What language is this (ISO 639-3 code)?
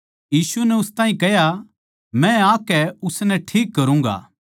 bgc